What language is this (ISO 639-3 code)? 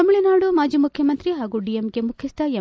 kan